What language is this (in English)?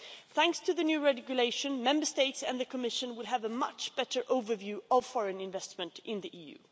English